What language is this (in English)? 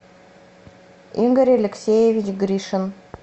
Russian